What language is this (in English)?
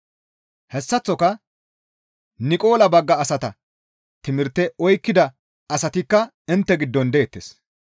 Gamo